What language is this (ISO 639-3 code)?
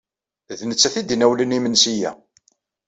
kab